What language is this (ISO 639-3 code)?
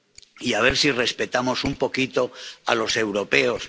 spa